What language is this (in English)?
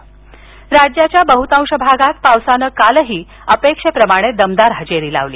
Marathi